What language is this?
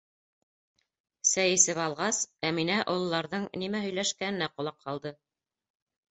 Bashkir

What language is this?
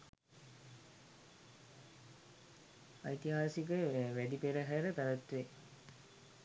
Sinhala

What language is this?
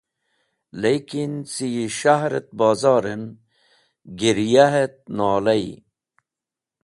Wakhi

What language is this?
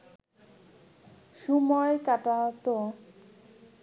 Bangla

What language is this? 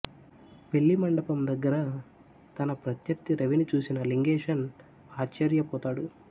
Telugu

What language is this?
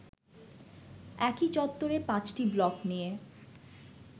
Bangla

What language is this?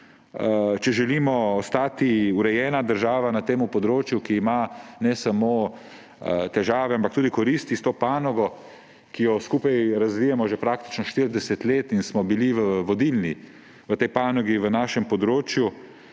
Slovenian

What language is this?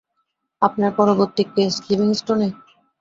Bangla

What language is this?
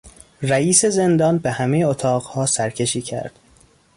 Persian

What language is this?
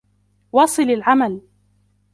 Arabic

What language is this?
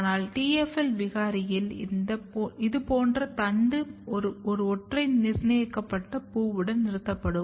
Tamil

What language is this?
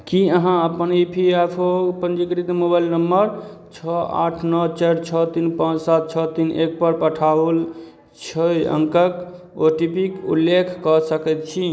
Maithili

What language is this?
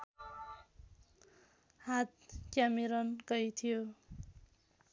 Nepali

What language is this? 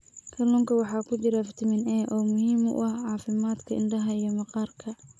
Somali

